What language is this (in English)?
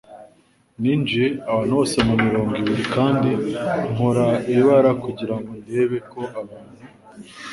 Kinyarwanda